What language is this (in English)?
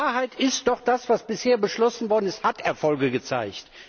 German